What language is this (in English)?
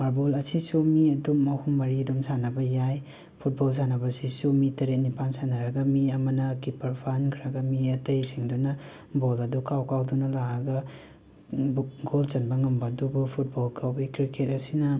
Manipuri